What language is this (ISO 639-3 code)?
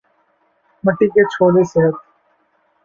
urd